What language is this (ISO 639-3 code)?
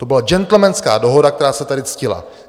ces